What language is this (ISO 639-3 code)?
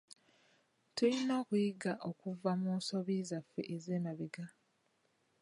lug